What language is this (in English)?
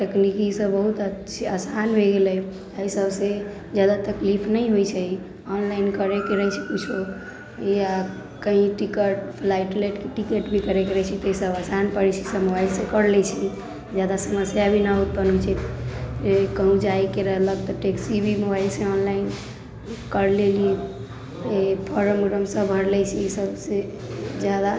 Maithili